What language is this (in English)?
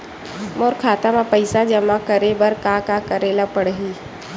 Chhattisgarhi